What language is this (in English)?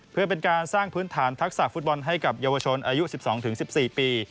Thai